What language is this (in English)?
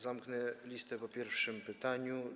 Polish